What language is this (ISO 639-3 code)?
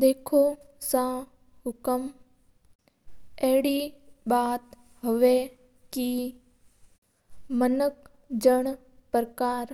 mtr